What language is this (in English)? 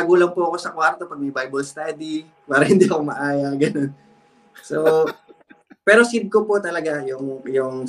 Filipino